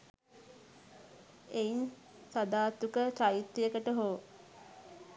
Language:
Sinhala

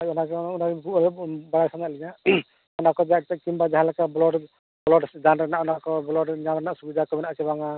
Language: Santali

